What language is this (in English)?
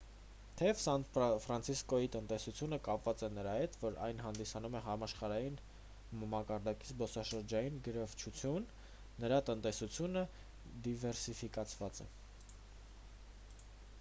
Armenian